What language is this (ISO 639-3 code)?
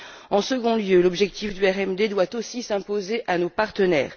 fra